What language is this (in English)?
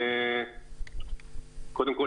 Hebrew